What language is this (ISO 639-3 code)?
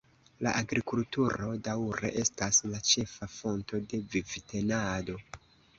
epo